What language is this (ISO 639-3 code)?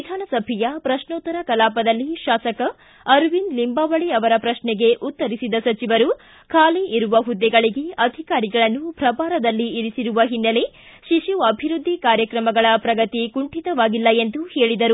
kan